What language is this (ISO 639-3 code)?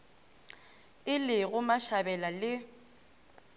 nso